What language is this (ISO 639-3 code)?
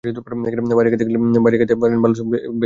ben